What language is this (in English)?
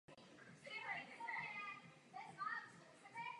Czech